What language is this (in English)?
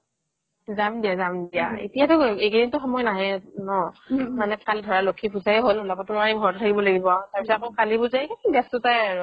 Assamese